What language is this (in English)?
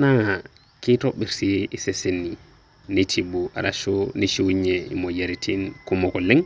Masai